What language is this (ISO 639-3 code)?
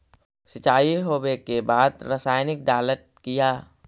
mag